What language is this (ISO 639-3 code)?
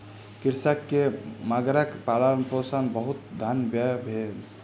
mai